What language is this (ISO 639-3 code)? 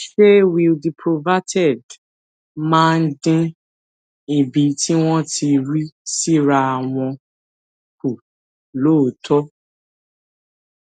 yor